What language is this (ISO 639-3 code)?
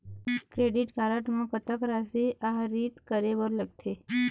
hne